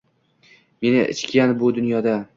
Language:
Uzbek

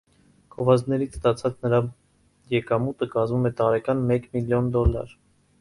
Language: Armenian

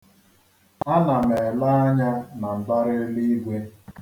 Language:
Igbo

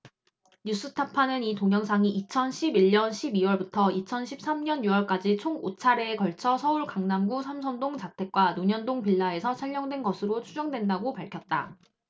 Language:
Korean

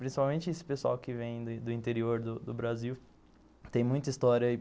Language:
Portuguese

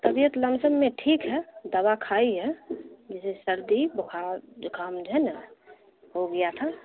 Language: Urdu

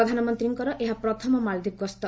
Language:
Odia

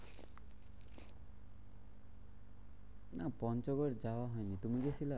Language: Bangla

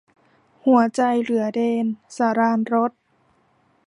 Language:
Thai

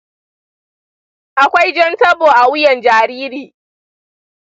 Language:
Hausa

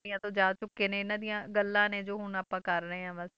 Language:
Punjabi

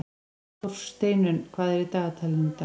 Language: Icelandic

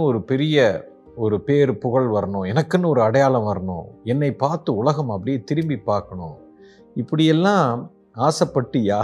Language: Tamil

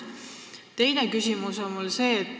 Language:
Estonian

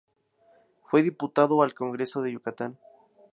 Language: Spanish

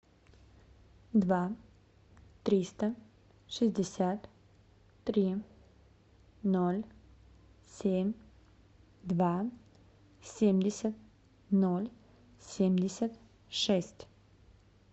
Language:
Russian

